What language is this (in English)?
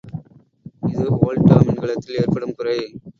Tamil